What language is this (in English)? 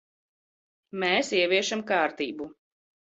Latvian